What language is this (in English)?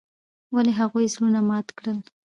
Pashto